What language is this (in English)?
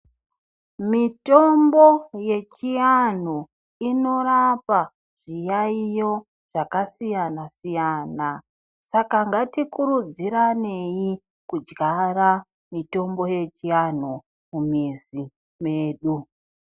Ndau